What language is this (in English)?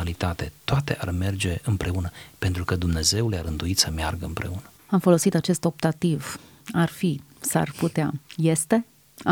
Romanian